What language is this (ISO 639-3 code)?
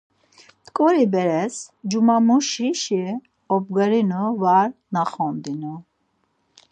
lzz